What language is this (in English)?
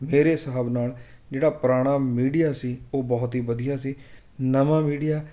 Punjabi